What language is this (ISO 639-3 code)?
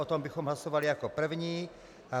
ces